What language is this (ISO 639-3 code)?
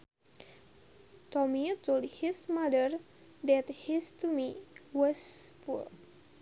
sun